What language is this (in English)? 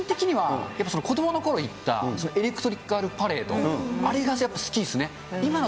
Japanese